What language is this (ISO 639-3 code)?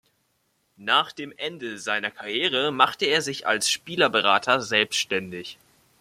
deu